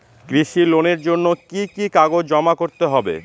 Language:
Bangla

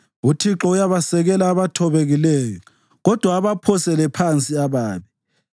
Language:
North Ndebele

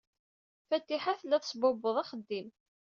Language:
Kabyle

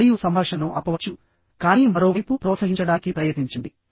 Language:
Telugu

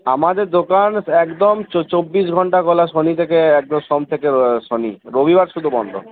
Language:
Bangla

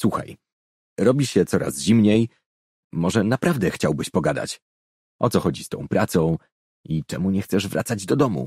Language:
Polish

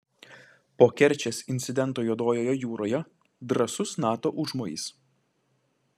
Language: Lithuanian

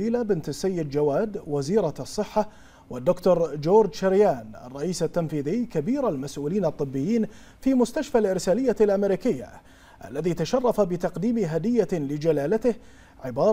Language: Arabic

